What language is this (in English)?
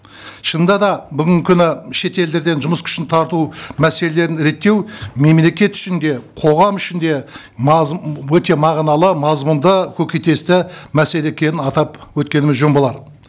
Kazakh